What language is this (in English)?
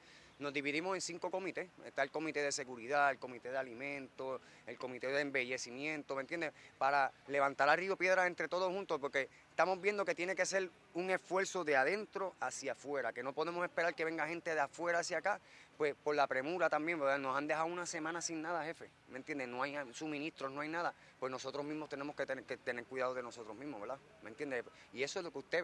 Spanish